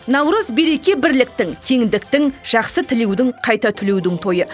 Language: Kazakh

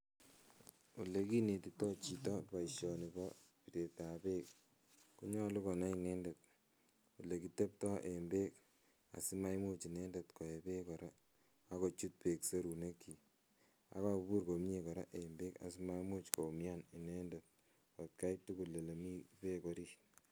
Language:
Kalenjin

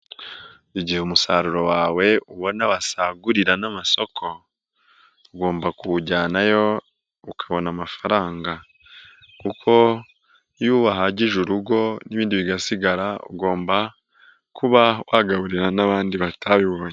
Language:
Kinyarwanda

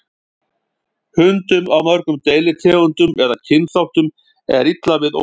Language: Icelandic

